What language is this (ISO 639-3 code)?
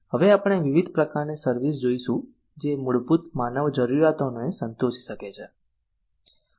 guj